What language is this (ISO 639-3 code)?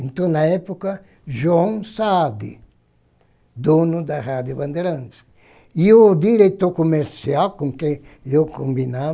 por